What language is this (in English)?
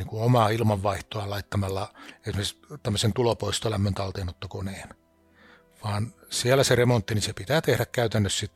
Finnish